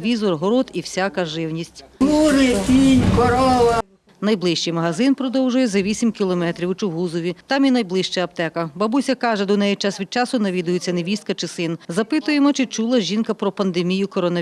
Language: Ukrainian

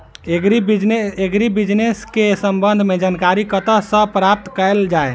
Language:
Maithili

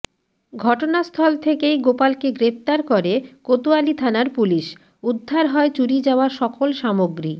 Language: Bangla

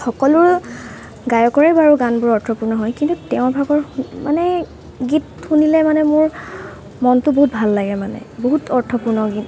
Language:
Assamese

